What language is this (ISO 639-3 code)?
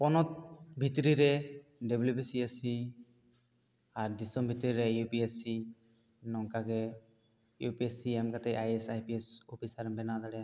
sat